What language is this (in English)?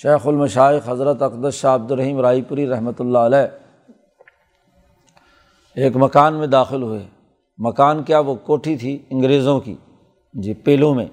Urdu